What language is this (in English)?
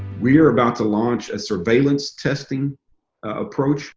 English